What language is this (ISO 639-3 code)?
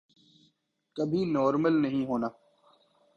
urd